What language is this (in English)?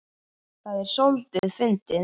Icelandic